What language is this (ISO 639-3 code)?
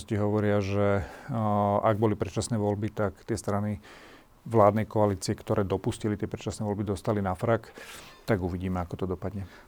slk